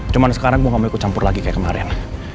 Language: Indonesian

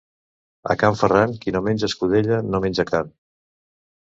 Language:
Catalan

